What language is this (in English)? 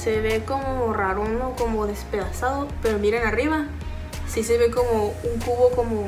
Spanish